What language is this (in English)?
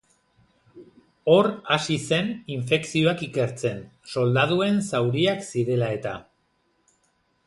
Basque